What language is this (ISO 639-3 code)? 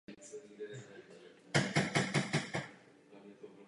ces